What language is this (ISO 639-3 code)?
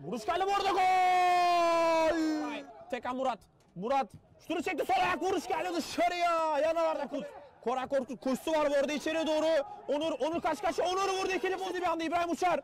tur